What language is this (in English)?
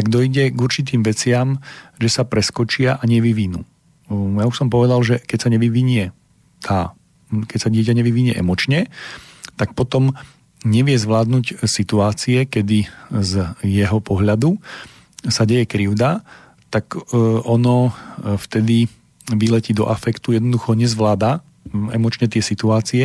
Slovak